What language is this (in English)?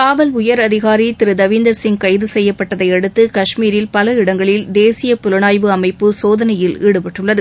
Tamil